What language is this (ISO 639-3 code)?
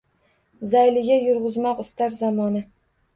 uzb